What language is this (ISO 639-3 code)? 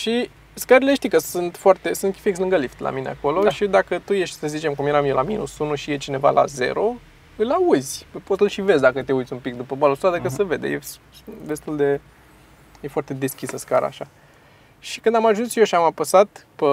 ron